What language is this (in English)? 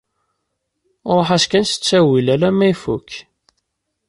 Kabyle